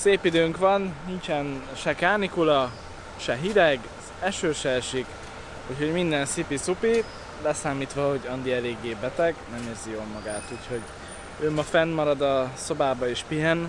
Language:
Hungarian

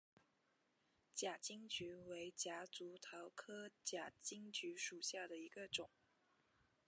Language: Chinese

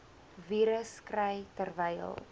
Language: Afrikaans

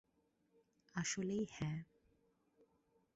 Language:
Bangla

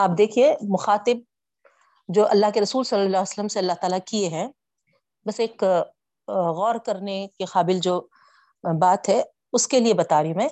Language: Urdu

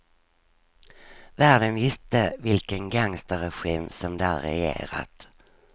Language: Swedish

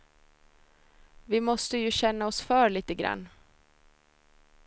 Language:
Swedish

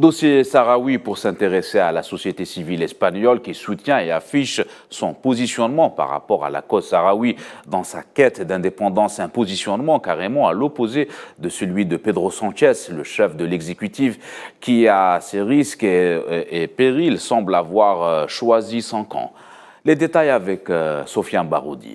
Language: French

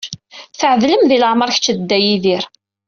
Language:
Kabyle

